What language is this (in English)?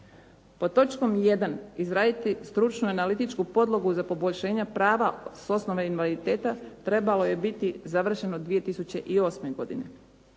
Croatian